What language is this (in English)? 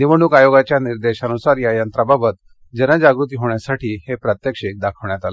Marathi